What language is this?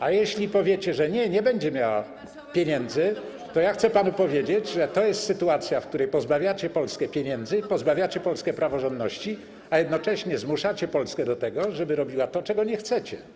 Polish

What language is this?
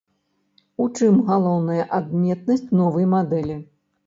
Belarusian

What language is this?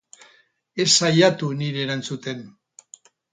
Basque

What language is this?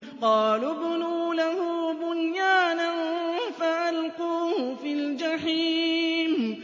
Arabic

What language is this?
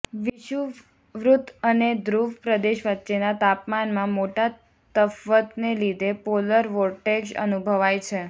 Gujarati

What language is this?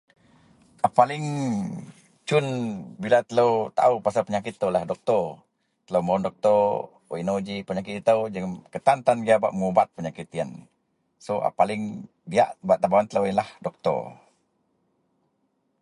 Central Melanau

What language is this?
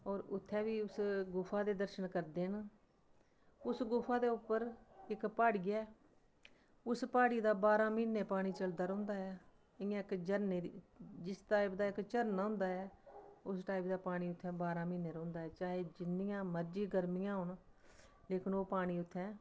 Dogri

